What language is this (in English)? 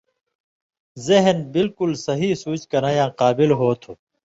Indus Kohistani